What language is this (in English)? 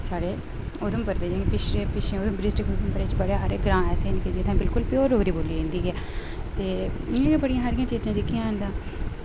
Dogri